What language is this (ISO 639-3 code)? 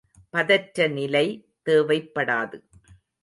tam